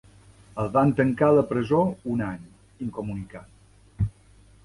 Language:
Catalan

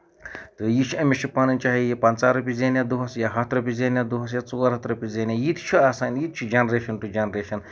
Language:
Kashmiri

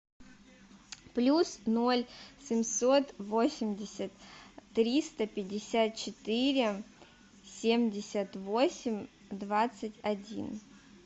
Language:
Russian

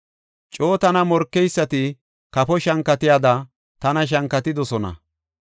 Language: Gofa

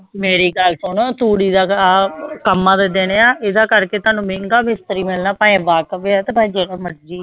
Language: Punjabi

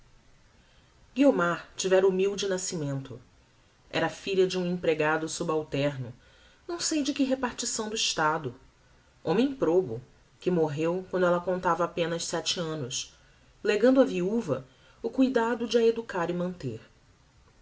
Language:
Portuguese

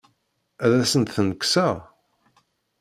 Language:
Kabyle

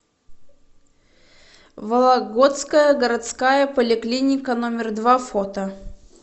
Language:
Russian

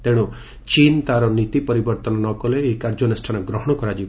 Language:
Odia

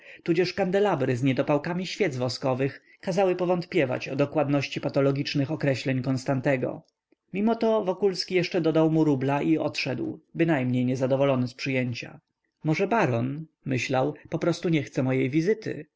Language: Polish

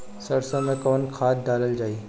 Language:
Bhojpuri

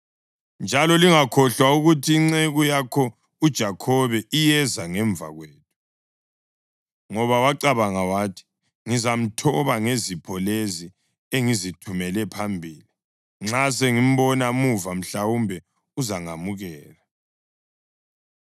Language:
North Ndebele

